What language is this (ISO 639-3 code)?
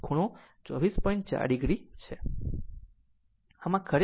guj